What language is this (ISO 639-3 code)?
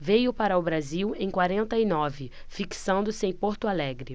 por